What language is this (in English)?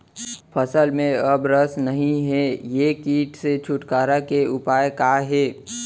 Chhattisgarhi